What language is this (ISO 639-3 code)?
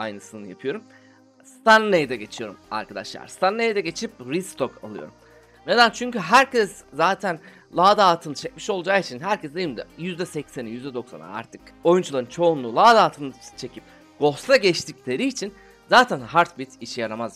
tur